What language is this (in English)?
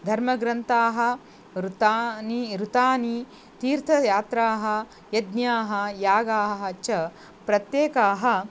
Sanskrit